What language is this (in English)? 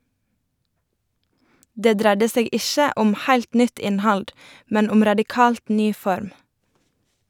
Norwegian